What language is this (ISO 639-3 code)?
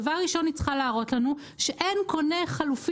heb